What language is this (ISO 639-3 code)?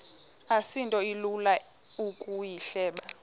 xho